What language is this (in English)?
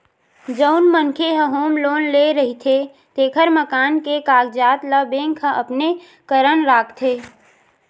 Chhattisgarhi